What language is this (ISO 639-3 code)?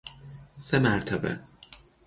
fas